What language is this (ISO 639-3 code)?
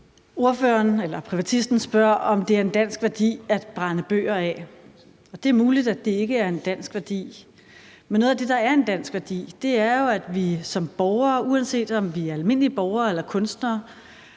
dan